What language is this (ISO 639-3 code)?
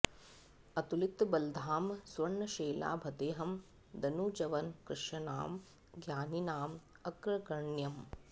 san